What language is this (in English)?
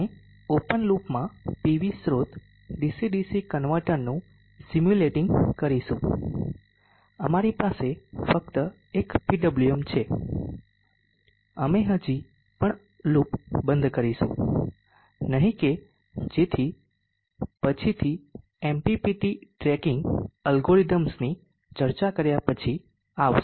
Gujarati